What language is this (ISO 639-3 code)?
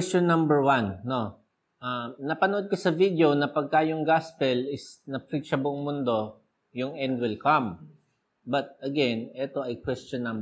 fil